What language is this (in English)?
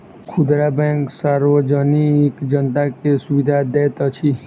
Maithili